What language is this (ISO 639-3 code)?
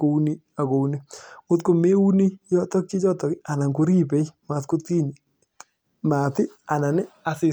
kln